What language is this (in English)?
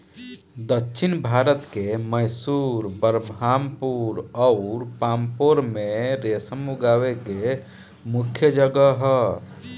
Bhojpuri